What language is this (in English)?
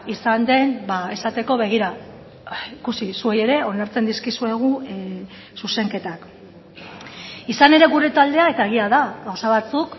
Basque